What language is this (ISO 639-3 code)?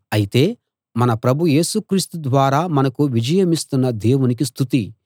tel